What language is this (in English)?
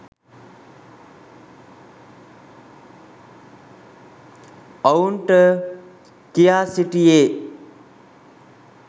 Sinhala